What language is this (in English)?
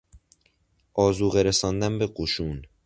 Persian